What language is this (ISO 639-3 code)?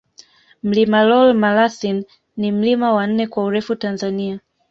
swa